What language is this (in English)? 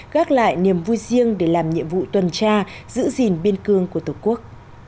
Vietnamese